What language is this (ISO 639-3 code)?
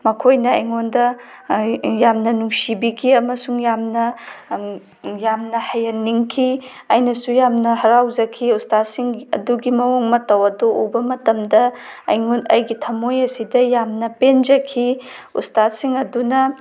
mni